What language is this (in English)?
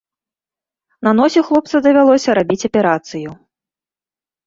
Belarusian